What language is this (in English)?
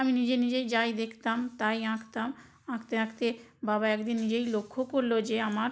Bangla